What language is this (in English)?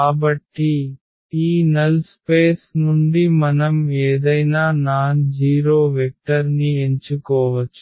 Telugu